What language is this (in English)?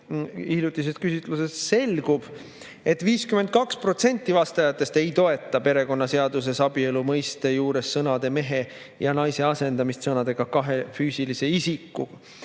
Estonian